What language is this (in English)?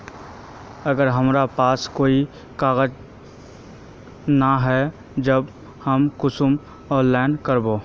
Magahi